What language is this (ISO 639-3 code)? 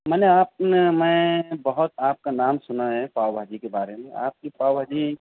urd